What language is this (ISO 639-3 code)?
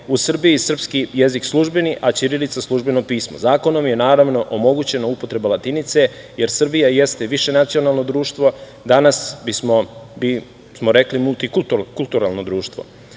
srp